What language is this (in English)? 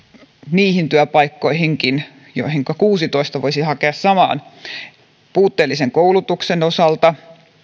Finnish